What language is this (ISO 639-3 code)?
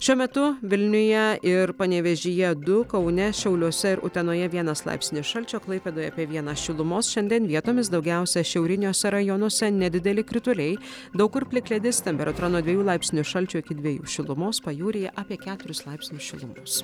lit